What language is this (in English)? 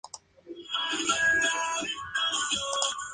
Spanish